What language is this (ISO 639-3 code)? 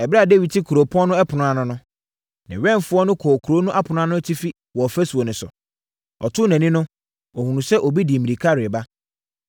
aka